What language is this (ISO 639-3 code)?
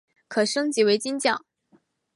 zho